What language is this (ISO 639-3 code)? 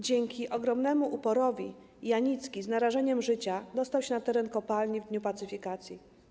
pol